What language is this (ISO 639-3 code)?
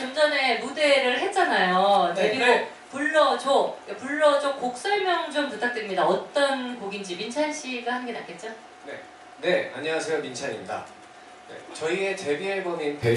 kor